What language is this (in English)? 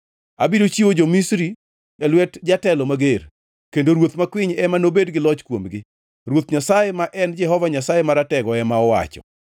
Luo (Kenya and Tanzania)